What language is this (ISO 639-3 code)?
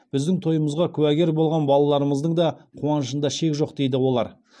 kaz